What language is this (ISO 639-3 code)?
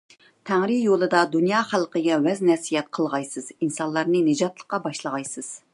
uig